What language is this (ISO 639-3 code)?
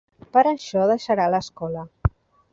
cat